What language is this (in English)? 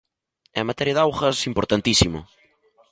Galician